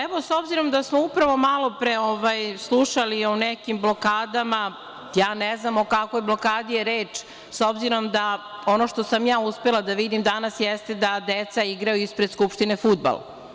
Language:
Serbian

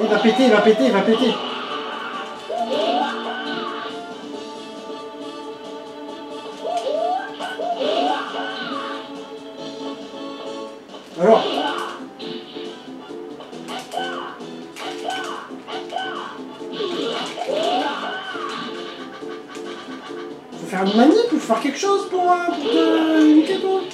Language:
French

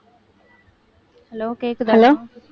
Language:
Tamil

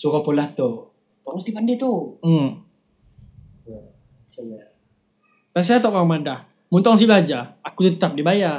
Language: Malay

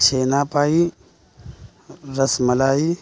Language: Urdu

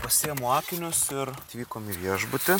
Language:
Lithuanian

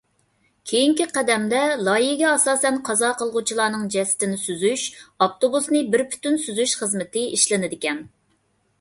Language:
Uyghur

